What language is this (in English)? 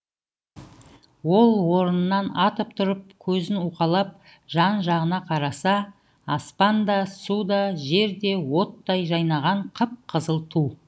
Kazakh